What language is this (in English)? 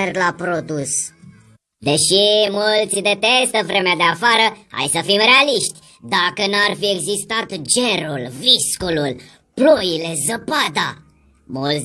Romanian